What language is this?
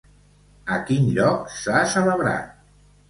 Catalan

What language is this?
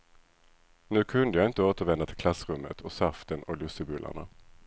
Swedish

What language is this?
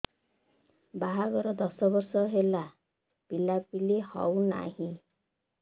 Odia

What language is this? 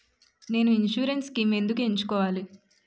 Telugu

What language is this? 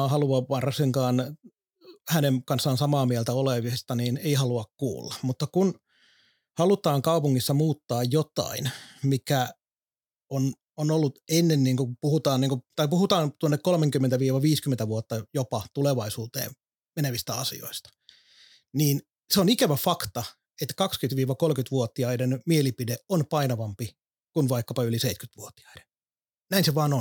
Finnish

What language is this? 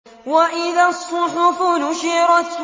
Arabic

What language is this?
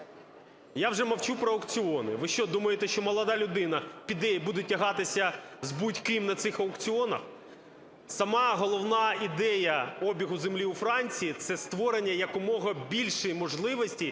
Ukrainian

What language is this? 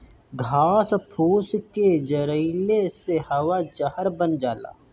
Bhojpuri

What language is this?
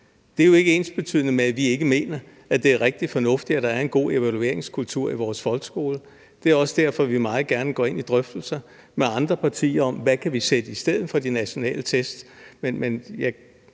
Danish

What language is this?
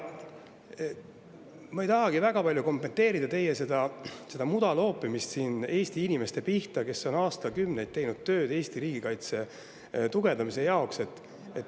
Estonian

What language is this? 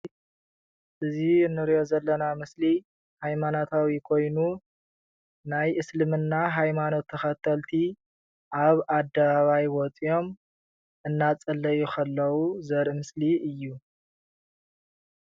Tigrinya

